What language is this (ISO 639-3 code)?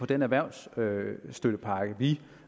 dan